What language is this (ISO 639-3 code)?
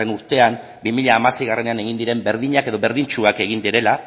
eus